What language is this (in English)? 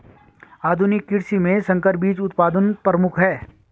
Hindi